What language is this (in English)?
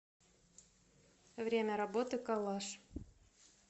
Russian